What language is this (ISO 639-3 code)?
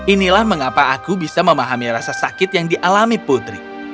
ind